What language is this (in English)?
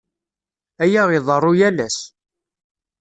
Kabyle